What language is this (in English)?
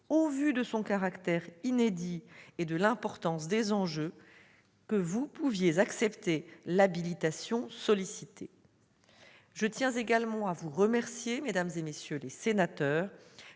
French